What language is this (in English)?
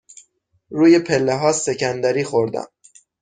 Persian